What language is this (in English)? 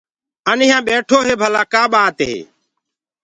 Gurgula